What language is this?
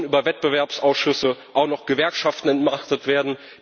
German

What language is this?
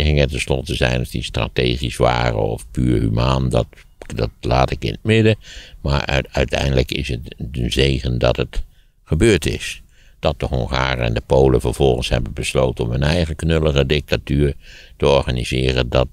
Dutch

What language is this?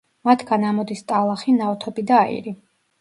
Georgian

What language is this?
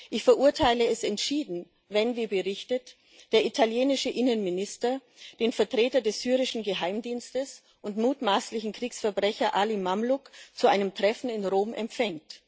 German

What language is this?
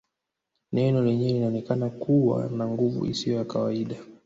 Swahili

